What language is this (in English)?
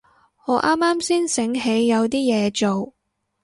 Cantonese